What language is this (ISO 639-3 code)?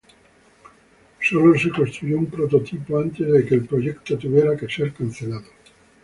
spa